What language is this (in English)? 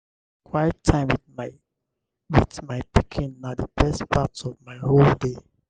Nigerian Pidgin